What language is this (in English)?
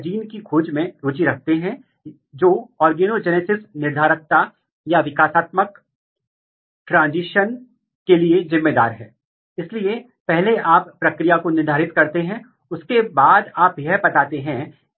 Hindi